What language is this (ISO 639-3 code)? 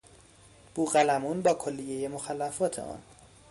fas